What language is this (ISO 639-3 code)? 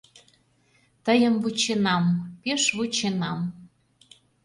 chm